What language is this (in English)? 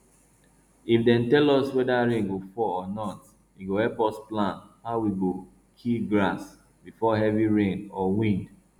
Nigerian Pidgin